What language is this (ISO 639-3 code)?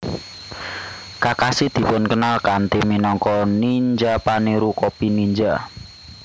jav